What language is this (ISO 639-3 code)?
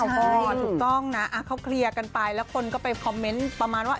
tha